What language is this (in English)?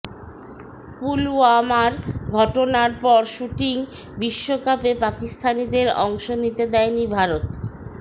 Bangla